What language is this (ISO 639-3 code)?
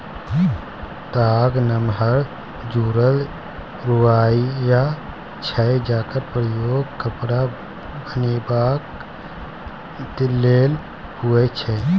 mai